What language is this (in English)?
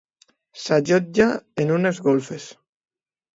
Catalan